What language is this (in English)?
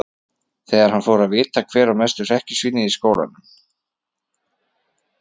Icelandic